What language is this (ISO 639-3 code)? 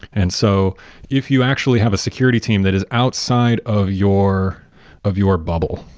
eng